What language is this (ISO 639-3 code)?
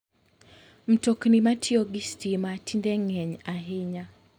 luo